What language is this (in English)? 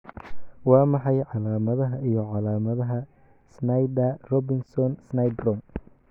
Somali